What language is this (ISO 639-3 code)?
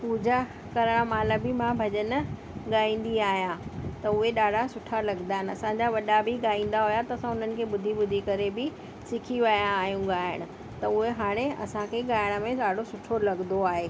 snd